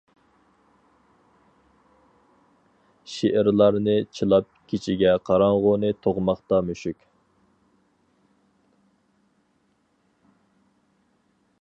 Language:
Uyghur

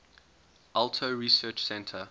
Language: English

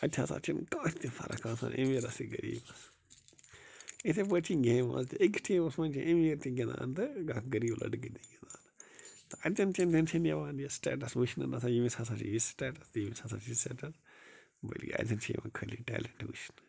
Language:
Kashmiri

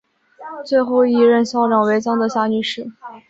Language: Chinese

